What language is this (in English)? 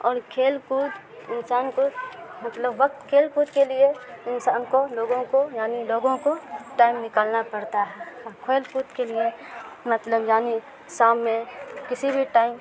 Urdu